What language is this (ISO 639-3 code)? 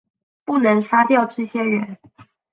zho